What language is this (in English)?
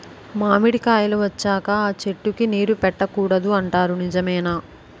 Telugu